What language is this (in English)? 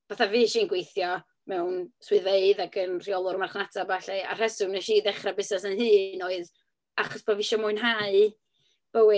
Welsh